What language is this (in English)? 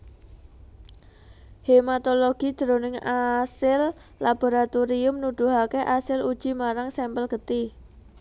Javanese